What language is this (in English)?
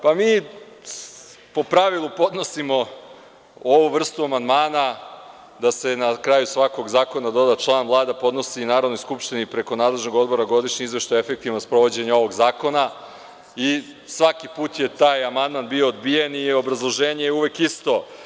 Serbian